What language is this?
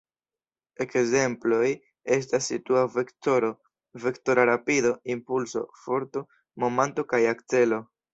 Esperanto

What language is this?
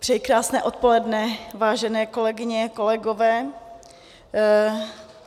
Czech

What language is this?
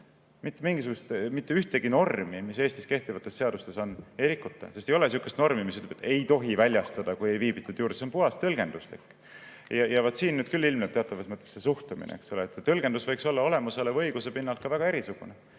Estonian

